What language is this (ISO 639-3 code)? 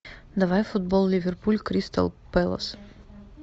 rus